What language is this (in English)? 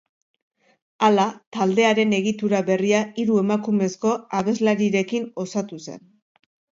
Basque